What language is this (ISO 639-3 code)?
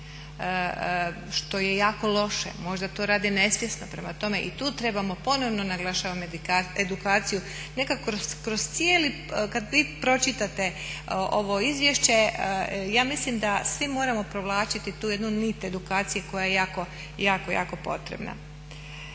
hrv